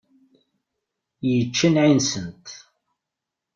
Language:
Kabyle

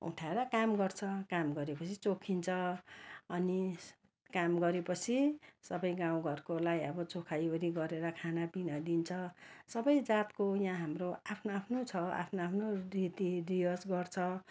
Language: Nepali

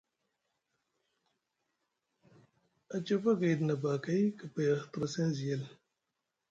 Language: Musgu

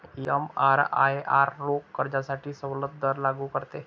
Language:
Marathi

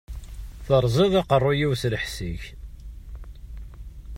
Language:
Kabyle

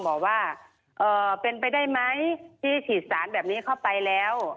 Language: Thai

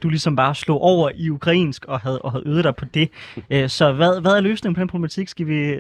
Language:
Danish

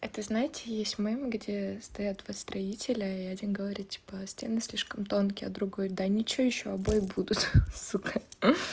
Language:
Russian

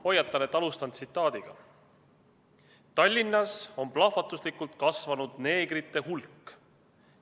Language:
Estonian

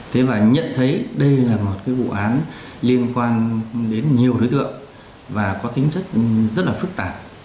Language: Vietnamese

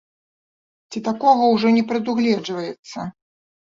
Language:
Belarusian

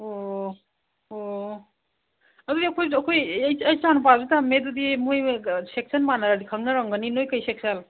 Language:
Manipuri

